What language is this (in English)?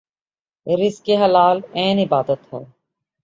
Urdu